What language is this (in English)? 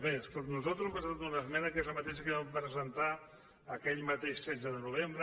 Catalan